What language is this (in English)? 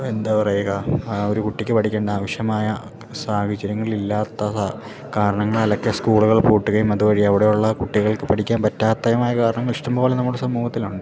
Malayalam